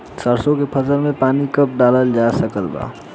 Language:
Bhojpuri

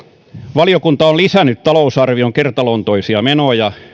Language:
Finnish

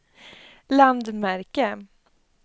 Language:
Swedish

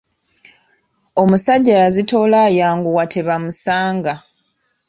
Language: Ganda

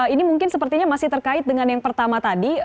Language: Indonesian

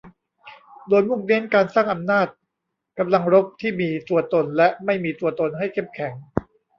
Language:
Thai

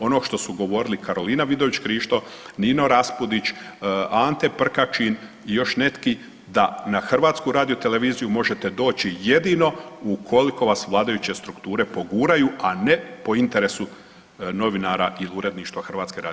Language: Croatian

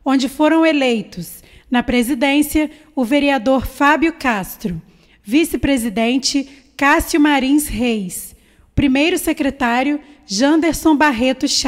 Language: Portuguese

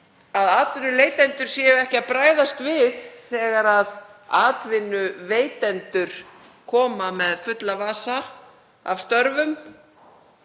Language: Icelandic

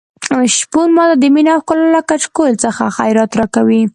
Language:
Pashto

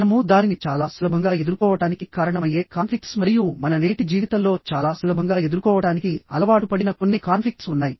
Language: Telugu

